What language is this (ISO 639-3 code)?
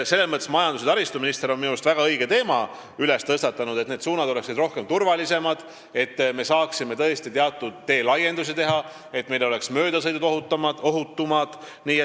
est